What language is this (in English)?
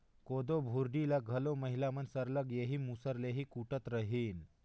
Chhattisgarhi